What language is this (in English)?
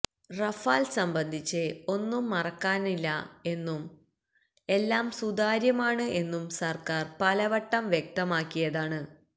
Malayalam